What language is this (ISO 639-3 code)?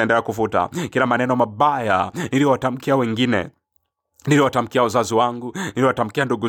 swa